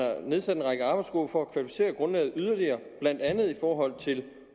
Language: Danish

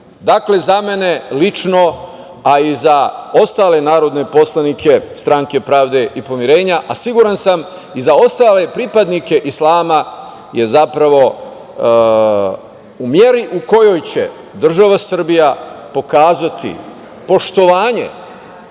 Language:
Serbian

